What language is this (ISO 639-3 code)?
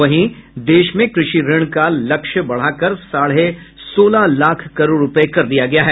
hin